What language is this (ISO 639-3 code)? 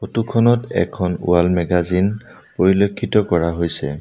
asm